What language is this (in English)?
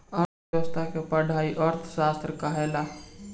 Bhojpuri